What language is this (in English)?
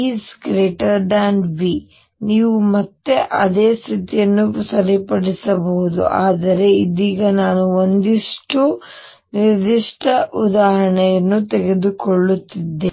Kannada